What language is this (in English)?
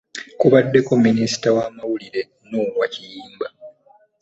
Ganda